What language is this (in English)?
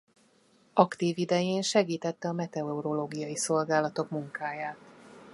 Hungarian